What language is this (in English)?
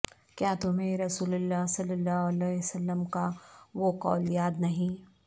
Urdu